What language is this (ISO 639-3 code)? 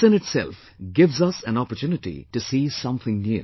eng